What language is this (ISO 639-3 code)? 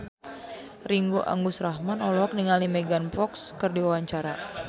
sun